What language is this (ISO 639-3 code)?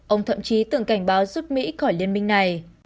vie